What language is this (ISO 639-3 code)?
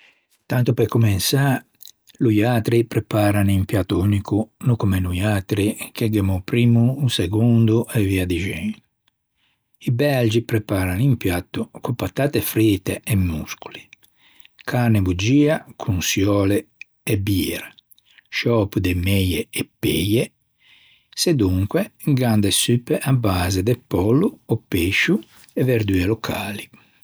lij